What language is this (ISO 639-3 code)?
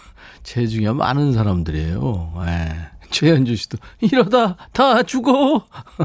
kor